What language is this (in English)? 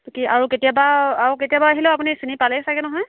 Assamese